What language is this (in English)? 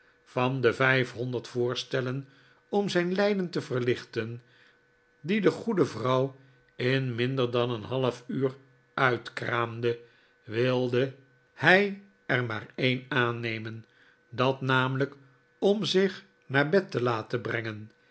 Dutch